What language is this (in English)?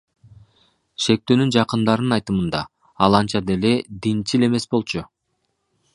Kyrgyz